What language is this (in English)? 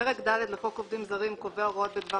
Hebrew